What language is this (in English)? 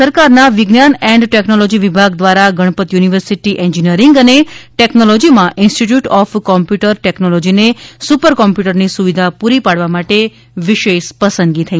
Gujarati